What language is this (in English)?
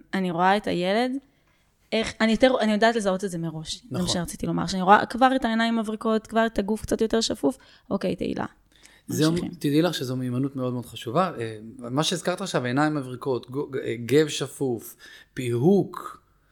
Hebrew